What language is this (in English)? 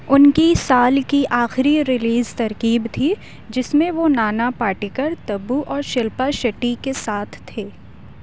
Urdu